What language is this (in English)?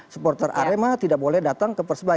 Indonesian